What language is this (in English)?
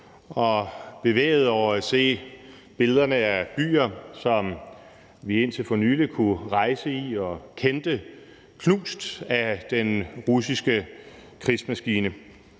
Danish